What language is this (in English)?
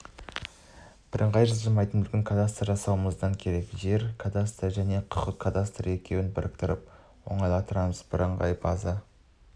Kazakh